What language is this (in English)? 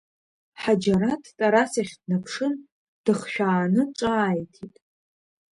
Abkhazian